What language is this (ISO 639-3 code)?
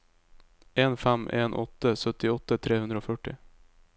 nor